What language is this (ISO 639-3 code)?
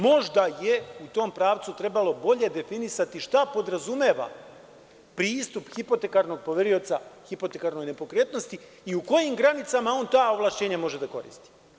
srp